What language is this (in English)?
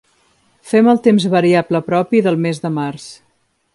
Catalan